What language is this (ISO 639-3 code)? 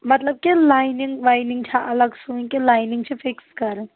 kas